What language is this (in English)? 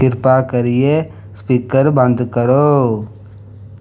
Dogri